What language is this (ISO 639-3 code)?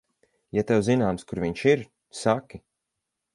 lav